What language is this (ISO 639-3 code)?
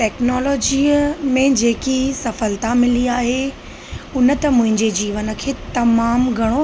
snd